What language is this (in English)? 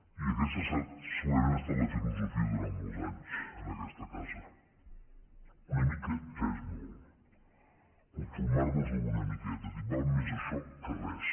Catalan